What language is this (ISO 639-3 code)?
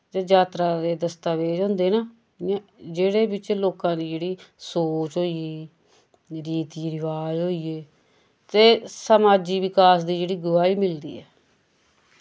doi